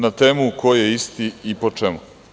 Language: Serbian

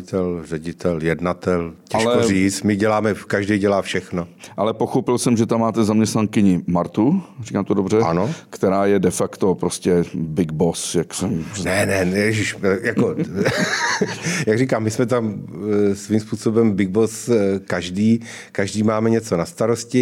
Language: Czech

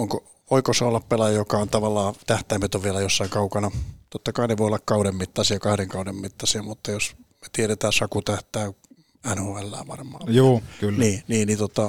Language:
Finnish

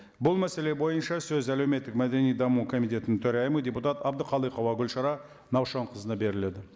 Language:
Kazakh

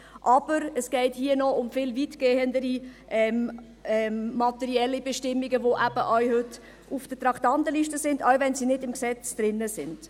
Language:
Swiss German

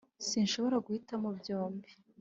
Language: Kinyarwanda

